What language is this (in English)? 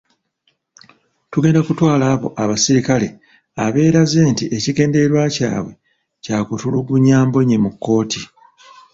Ganda